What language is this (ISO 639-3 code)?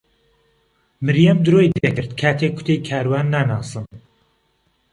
ckb